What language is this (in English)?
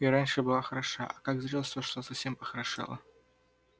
Russian